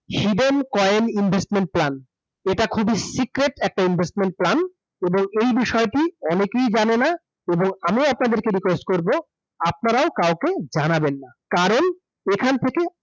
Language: Bangla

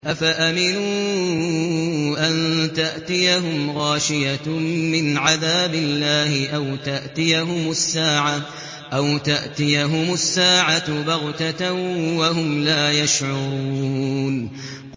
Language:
Arabic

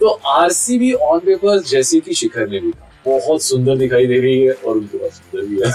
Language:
Hindi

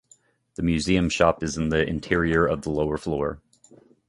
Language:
English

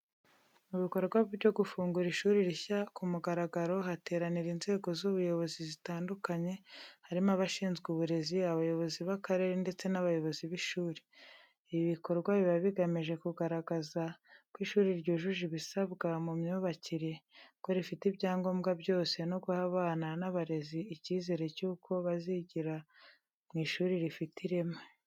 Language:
Kinyarwanda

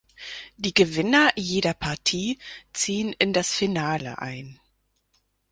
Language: German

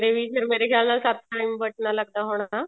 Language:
Punjabi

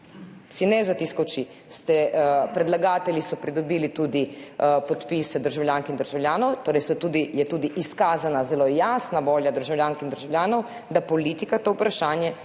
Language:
Slovenian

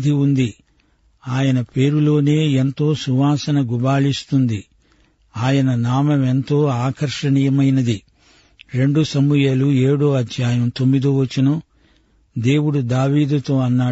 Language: Telugu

